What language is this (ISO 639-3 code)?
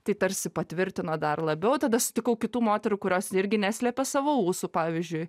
lit